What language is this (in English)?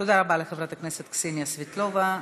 Hebrew